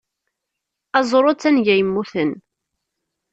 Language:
Kabyle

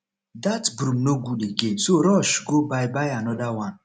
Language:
Nigerian Pidgin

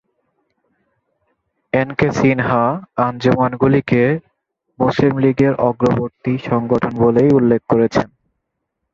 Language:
Bangla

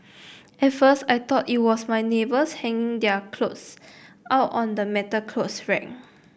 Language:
English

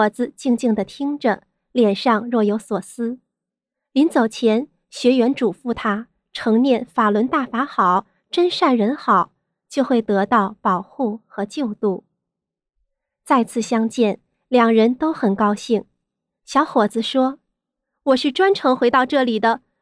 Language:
Chinese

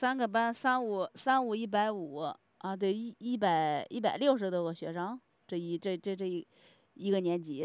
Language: Chinese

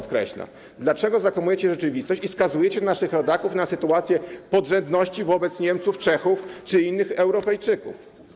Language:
Polish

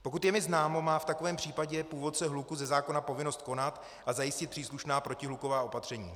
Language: Czech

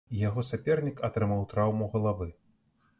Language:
Belarusian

